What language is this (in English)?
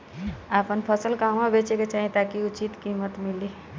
Bhojpuri